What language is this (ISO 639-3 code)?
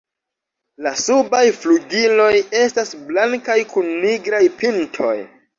epo